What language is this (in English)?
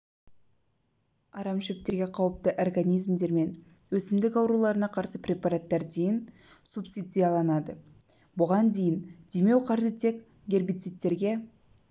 Kazakh